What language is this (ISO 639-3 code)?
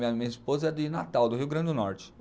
por